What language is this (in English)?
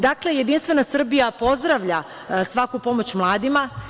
Serbian